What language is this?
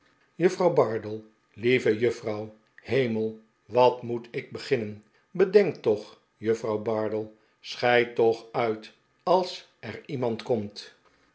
Dutch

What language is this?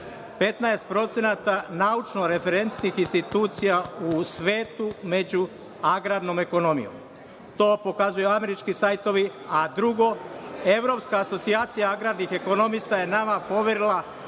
Serbian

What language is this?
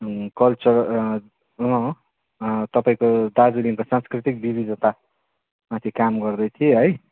Nepali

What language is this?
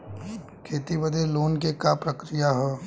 Bhojpuri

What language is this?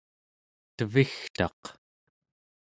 Central Yupik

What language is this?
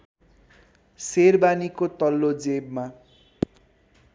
Nepali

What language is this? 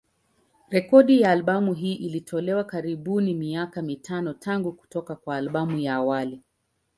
Swahili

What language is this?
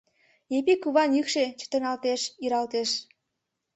Mari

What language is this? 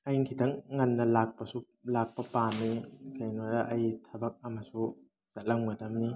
Manipuri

